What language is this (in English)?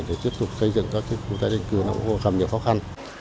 Vietnamese